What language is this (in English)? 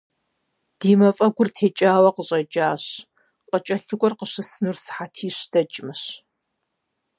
Kabardian